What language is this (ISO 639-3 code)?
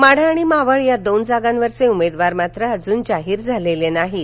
mar